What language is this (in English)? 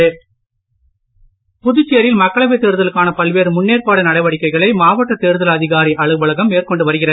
Tamil